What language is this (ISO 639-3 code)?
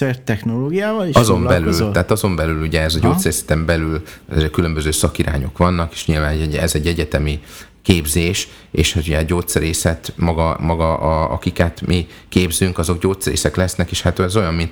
hun